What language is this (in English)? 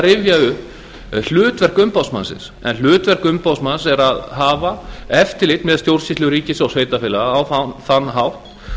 Icelandic